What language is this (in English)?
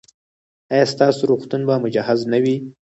Pashto